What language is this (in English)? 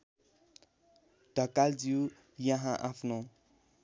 Nepali